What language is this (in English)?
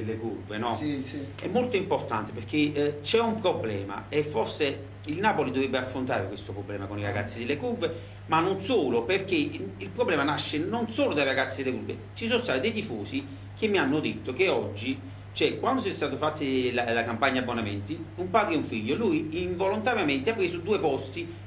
Italian